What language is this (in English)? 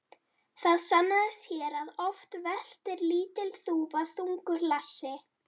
Icelandic